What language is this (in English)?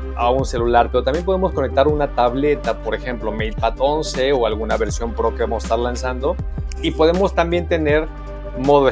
Spanish